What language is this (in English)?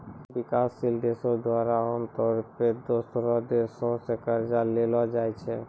Maithili